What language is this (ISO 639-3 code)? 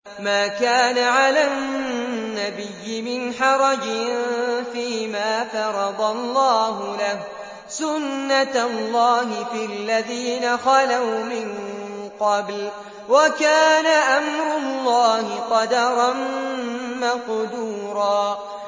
ara